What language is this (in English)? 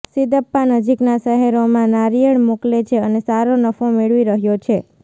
Gujarati